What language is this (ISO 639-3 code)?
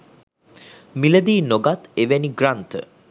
sin